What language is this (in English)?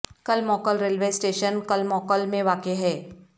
Urdu